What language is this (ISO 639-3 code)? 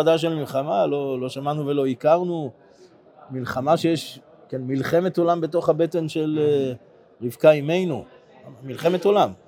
heb